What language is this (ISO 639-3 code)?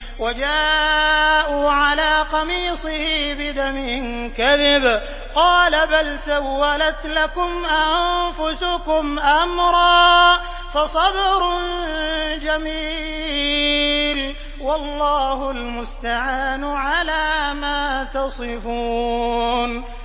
ara